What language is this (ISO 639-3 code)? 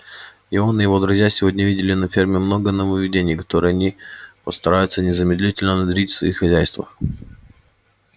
rus